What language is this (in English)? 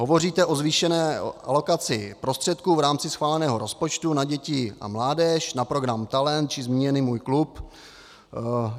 Czech